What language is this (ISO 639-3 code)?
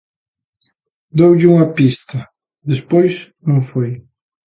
glg